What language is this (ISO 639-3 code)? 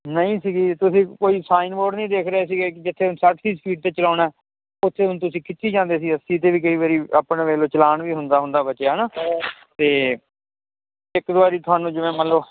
pan